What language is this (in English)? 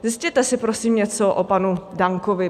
Czech